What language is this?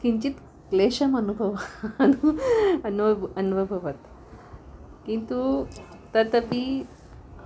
Sanskrit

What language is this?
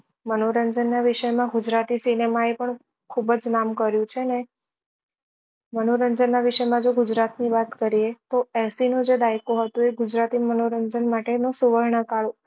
Gujarati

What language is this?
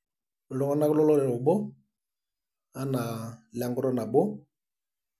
Masai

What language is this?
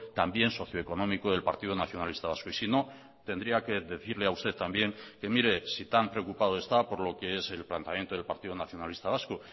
Spanish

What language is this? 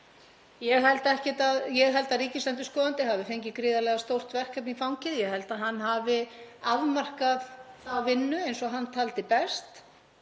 Icelandic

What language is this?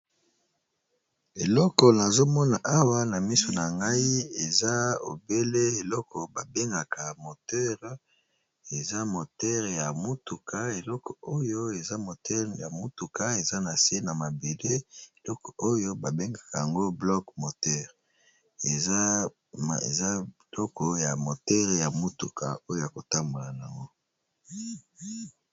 Lingala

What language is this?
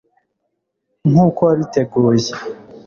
Kinyarwanda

